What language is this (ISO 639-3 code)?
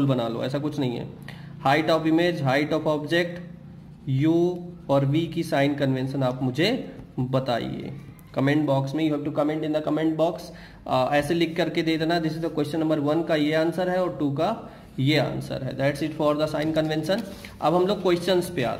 hin